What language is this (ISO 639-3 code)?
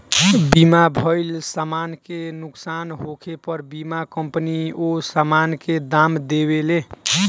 bho